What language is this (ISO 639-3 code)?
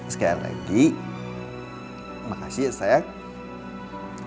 ind